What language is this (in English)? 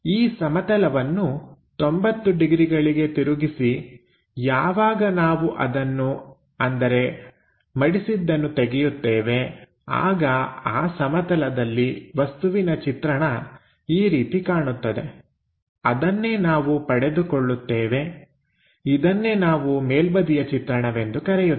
Kannada